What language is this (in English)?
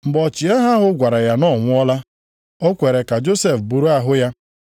Igbo